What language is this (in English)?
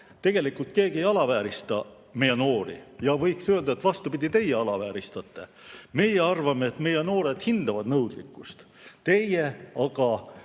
Estonian